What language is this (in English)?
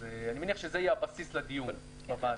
Hebrew